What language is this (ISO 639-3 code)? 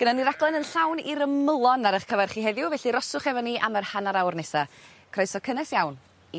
cym